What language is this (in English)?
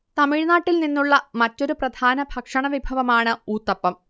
Malayalam